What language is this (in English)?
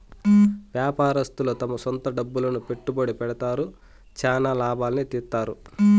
Telugu